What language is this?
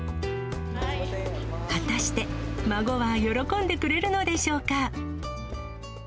Japanese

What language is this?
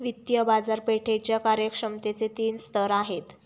Marathi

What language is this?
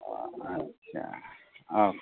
Bodo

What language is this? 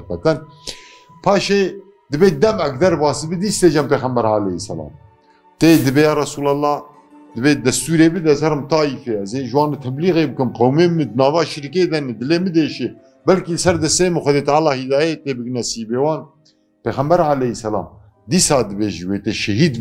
Turkish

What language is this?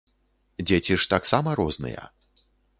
Belarusian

